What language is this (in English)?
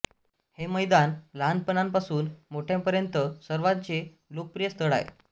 Marathi